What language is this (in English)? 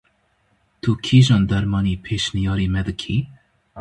Kurdish